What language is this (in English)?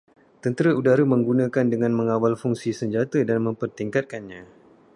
Malay